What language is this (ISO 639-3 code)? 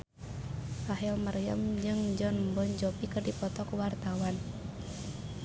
sun